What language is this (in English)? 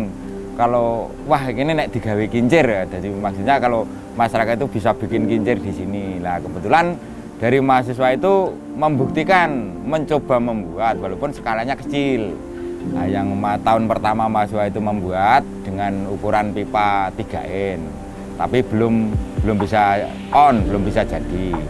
Indonesian